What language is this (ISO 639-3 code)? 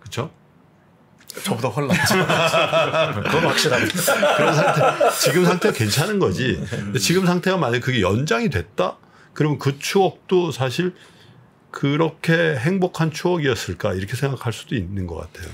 kor